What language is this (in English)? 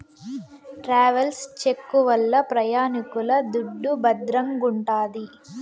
Telugu